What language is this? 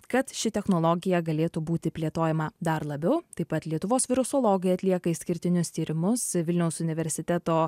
Lithuanian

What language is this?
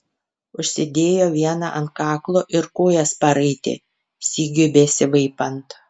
Lithuanian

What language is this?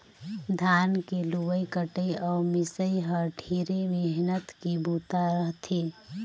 Chhattisgarhi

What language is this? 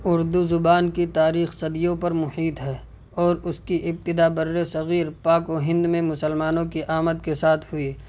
Urdu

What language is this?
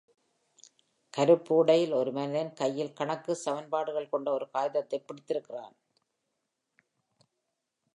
Tamil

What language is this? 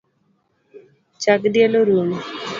Luo (Kenya and Tanzania)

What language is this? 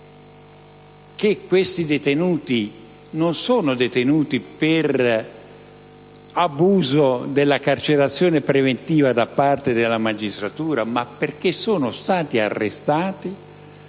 Italian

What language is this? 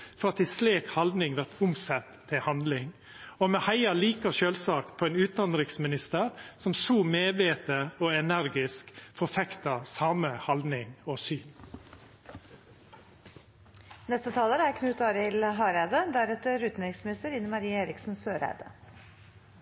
Norwegian Nynorsk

